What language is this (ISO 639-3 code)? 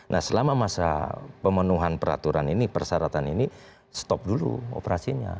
ind